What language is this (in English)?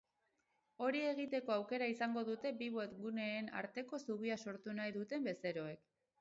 Basque